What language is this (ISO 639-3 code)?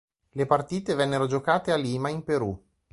ita